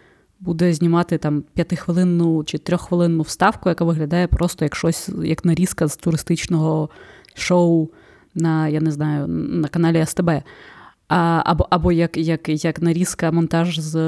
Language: Ukrainian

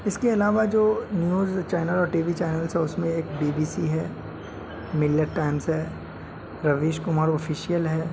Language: Urdu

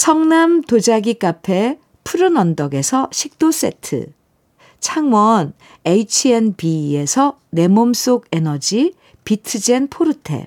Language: Korean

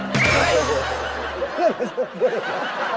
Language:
Thai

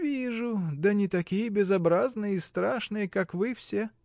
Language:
Russian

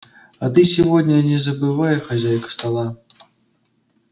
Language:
Russian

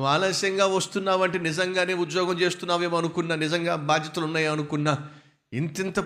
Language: Telugu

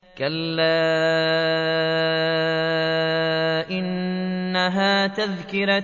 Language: Arabic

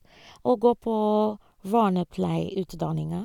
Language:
Norwegian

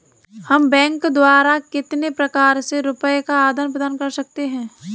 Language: Hindi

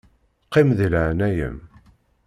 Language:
Kabyle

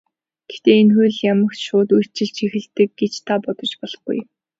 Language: Mongolian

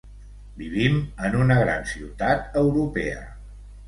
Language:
Catalan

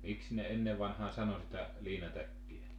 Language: Finnish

